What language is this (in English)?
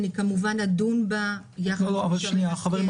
Hebrew